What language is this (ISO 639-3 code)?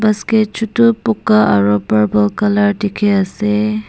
nag